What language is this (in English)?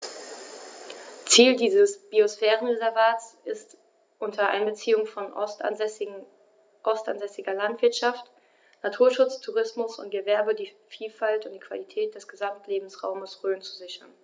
German